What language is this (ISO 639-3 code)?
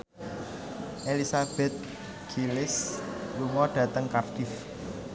jav